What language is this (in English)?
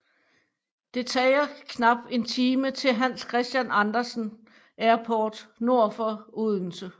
Danish